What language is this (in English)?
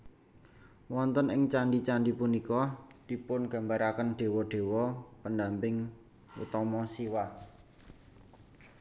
Javanese